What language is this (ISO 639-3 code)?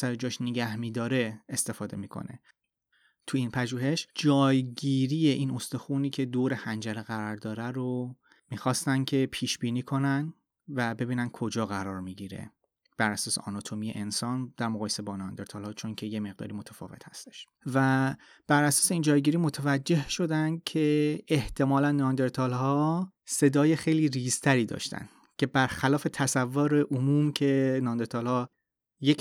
fas